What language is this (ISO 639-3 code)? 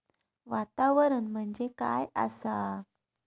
mar